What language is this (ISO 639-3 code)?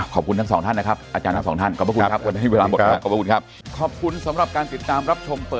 tha